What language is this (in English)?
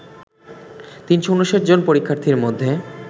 Bangla